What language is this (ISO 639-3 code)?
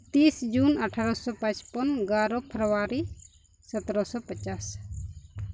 sat